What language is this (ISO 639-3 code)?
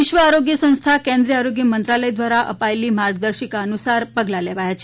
guj